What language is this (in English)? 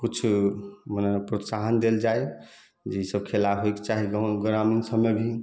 Maithili